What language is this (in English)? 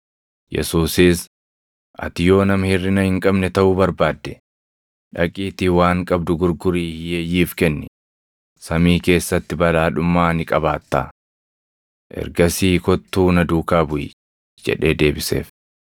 Oromo